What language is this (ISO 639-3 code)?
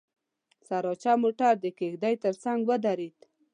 pus